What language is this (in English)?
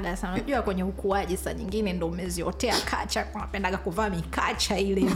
Swahili